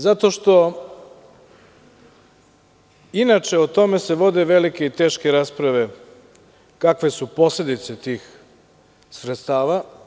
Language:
Serbian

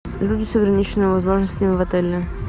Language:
Russian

